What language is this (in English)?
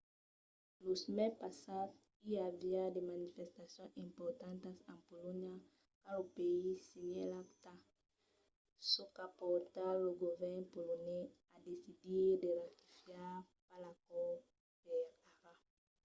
Occitan